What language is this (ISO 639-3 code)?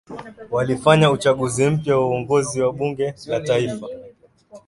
swa